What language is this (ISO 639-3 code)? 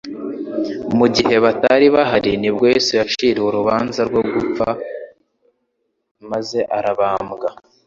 kin